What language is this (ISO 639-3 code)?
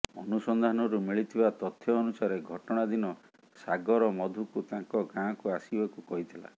ori